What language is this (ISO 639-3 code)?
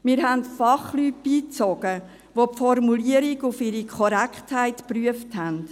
gsw